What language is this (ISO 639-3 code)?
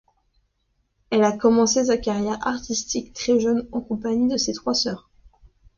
fra